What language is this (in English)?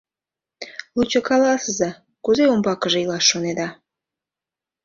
Mari